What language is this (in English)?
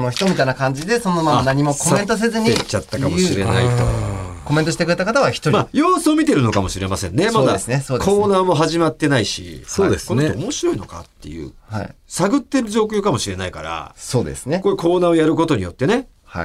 Japanese